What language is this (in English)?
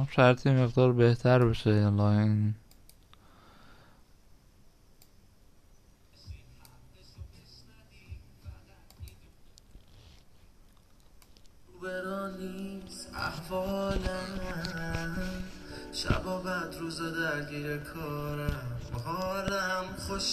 Persian